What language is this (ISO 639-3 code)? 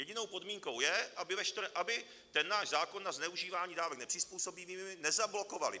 ces